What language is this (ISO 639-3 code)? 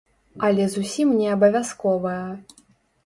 bel